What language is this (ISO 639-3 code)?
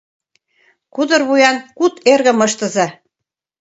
chm